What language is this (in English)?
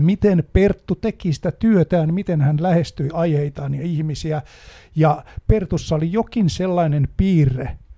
Finnish